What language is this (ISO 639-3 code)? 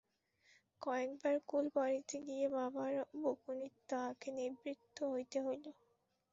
ben